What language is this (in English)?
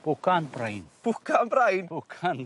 Welsh